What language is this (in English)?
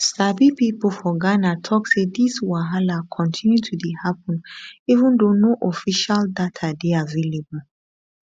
Nigerian Pidgin